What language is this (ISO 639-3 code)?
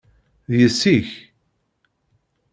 kab